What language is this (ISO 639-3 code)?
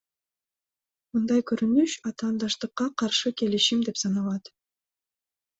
kir